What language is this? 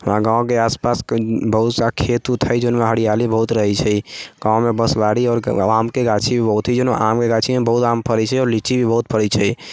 Maithili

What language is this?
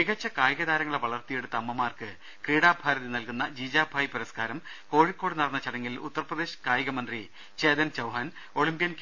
Malayalam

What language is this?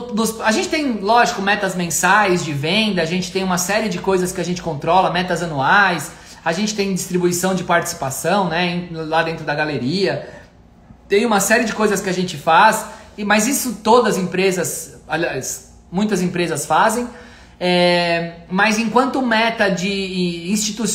Portuguese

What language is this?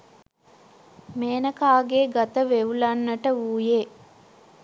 Sinhala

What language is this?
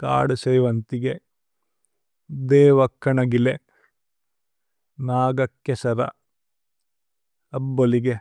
Tulu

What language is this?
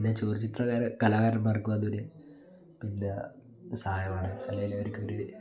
Malayalam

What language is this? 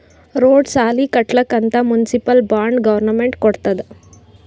Kannada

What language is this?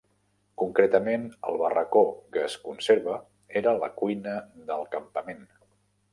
Catalan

